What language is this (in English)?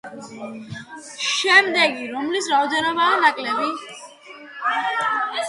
Georgian